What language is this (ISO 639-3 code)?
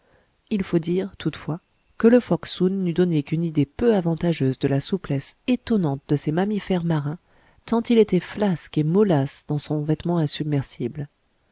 fra